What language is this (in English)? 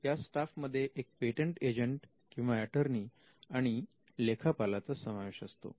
Marathi